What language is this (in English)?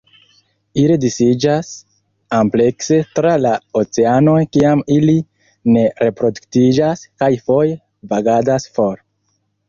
Esperanto